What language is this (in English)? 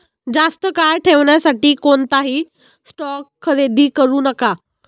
Marathi